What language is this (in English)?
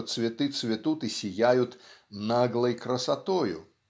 Russian